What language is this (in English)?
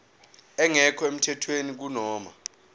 Zulu